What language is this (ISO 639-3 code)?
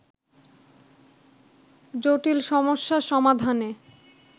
ben